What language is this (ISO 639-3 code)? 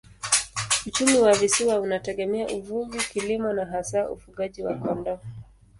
swa